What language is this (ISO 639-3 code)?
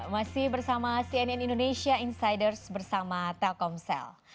ind